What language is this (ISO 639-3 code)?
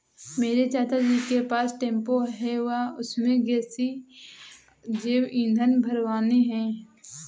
hin